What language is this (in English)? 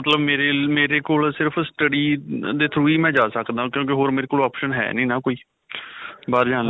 Punjabi